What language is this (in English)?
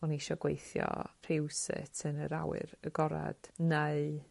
Welsh